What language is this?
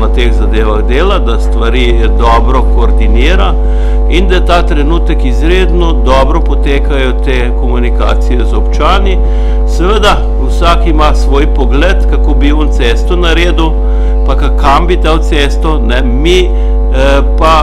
Bulgarian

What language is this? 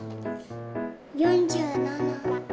Japanese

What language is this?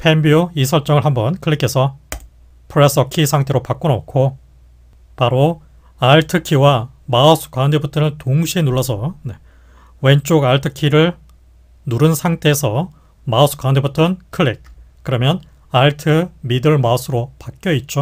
Korean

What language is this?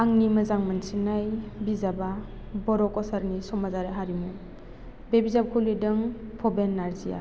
Bodo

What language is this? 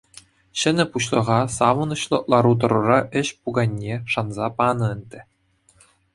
Chuvash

